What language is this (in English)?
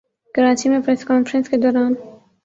Urdu